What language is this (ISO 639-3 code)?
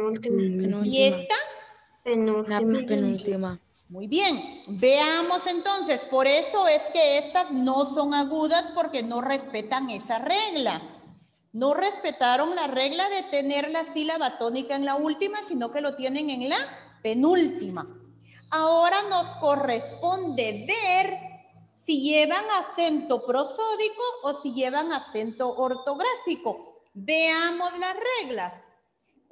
spa